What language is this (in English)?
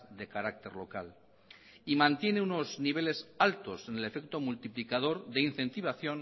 Spanish